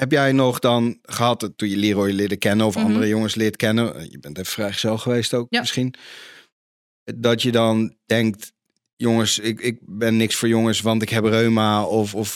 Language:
Dutch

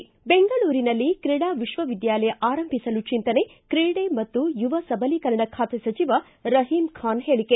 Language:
Kannada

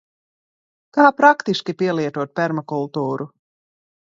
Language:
Latvian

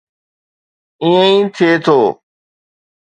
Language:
Sindhi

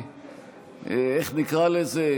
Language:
Hebrew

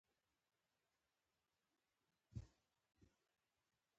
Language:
Pashto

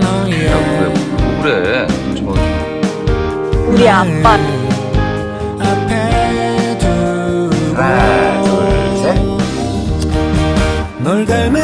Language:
Korean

